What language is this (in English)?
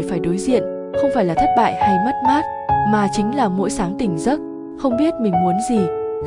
Vietnamese